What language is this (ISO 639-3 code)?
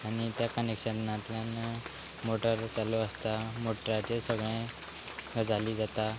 kok